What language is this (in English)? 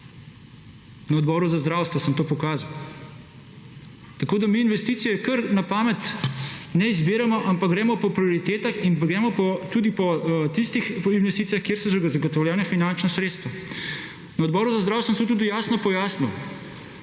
Slovenian